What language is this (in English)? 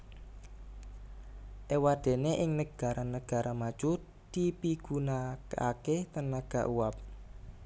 Javanese